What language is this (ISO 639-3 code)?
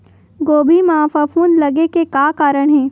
hne